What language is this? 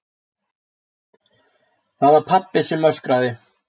Icelandic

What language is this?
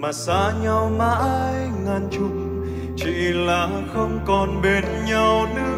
Vietnamese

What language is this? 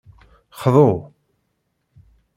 Kabyle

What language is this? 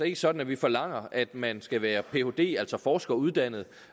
Danish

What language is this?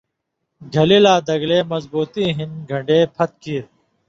Indus Kohistani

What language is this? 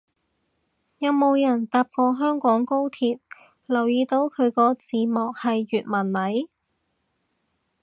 Cantonese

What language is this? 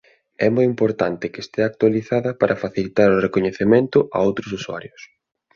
Galician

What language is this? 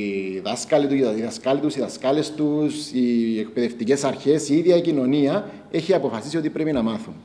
Greek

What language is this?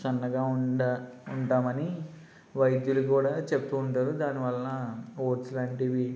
Telugu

